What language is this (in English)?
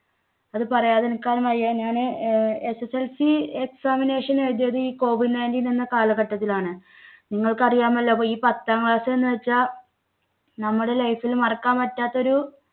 Malayalam